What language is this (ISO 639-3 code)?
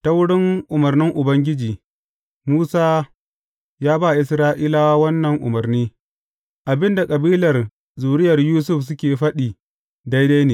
hau